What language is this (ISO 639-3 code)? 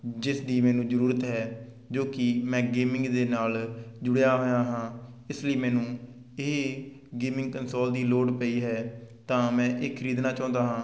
pan